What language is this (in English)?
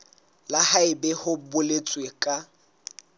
Southern Sotho